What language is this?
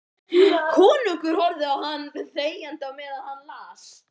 Icelandic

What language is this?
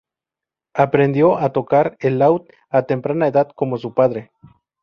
Spanish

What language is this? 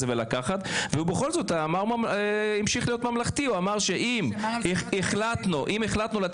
Hebrew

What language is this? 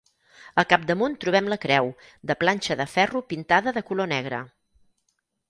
Catalan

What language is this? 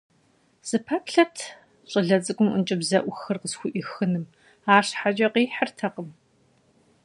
Kabardian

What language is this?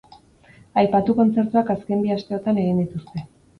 Basque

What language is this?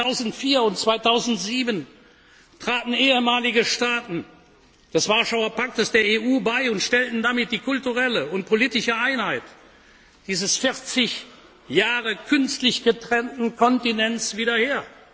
German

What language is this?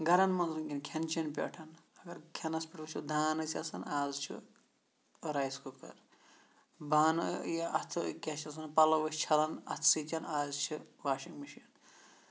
Kashmiri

